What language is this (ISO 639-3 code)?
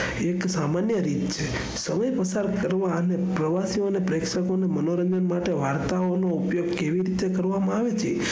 guj